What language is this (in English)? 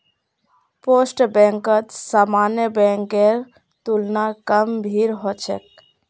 Magahi